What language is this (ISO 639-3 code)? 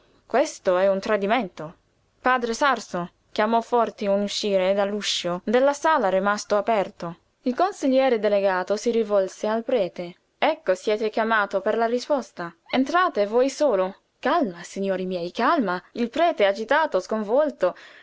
ita